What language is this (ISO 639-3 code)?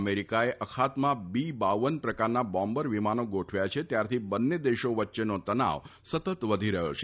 guj